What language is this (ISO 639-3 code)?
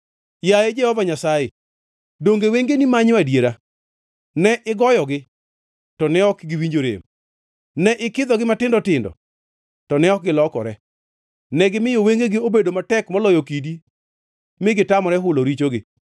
luo